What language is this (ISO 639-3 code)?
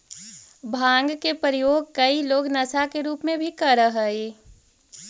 mag